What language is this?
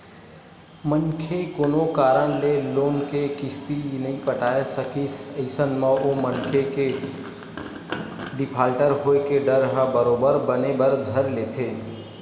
Chhattisgarhi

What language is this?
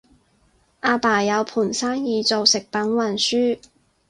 Cantonese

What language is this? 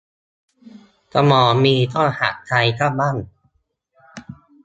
Thai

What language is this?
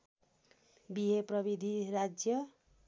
Nepali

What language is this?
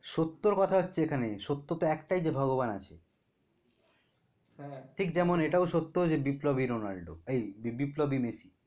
Bangla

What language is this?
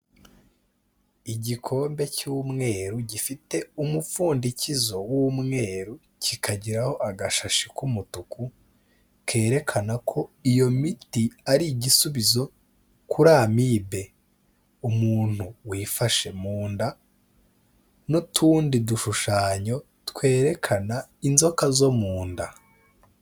Kinyarwanda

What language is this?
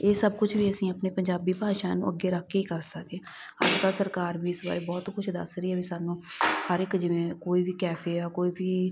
Punjabi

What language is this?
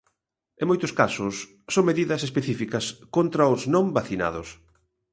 Galician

